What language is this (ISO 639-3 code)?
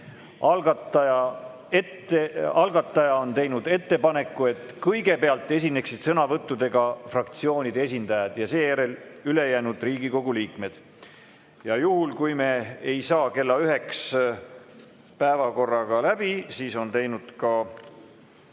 est